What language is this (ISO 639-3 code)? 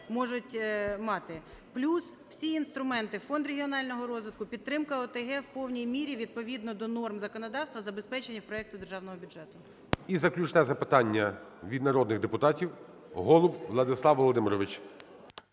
ukr